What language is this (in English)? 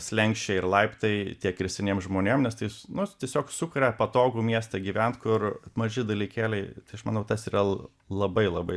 Lithuanian